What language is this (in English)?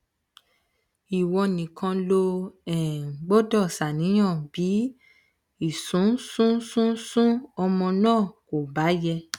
Yoruba